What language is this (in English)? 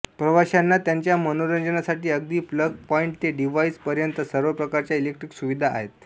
Marathi